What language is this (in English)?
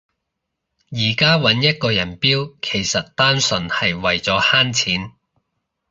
Cantonese